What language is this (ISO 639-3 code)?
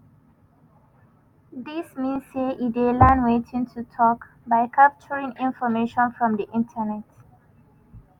pcm